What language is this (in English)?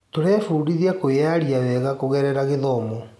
Kikuyu